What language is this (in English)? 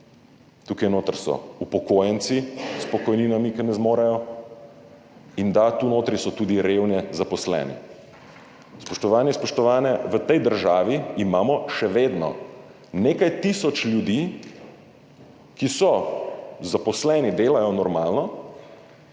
Slovenian